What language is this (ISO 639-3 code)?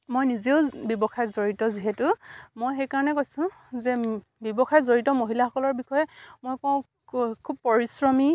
asm